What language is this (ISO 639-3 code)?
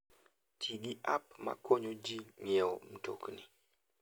luo